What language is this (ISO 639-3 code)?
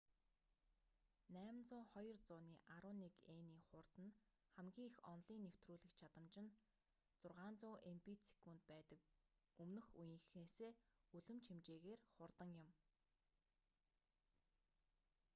mon